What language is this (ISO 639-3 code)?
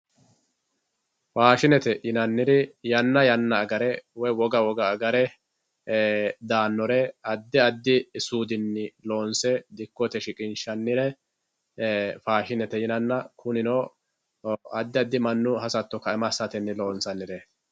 sid